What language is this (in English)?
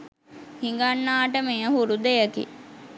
Sinhala